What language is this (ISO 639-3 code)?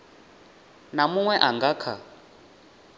ven